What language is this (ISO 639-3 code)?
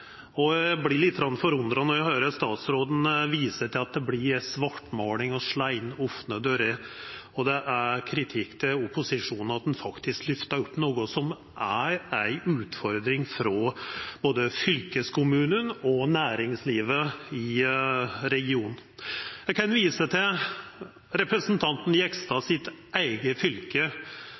nno